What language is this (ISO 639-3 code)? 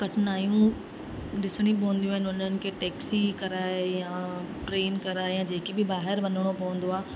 snd